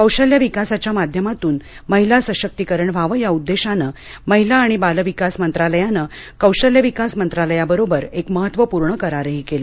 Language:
Marathi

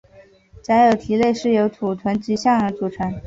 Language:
Chinese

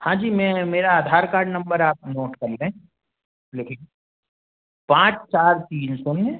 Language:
Hindi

